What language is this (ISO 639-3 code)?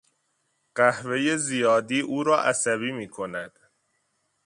fas